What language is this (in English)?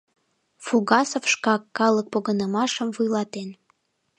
Mari